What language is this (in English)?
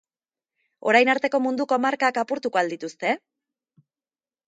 Basque